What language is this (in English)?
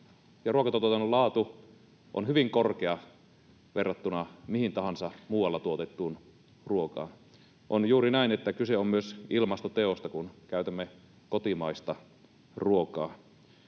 Finnish